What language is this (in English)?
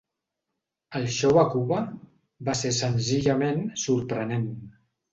Catalan